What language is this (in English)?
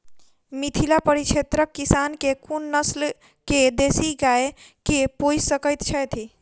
Maithili